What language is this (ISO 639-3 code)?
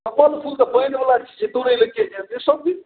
mai